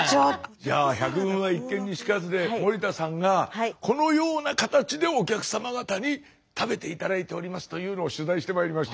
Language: Japanese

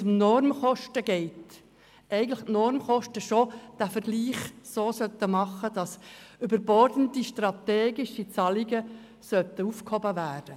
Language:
Swiss German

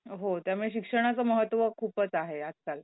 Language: Marathi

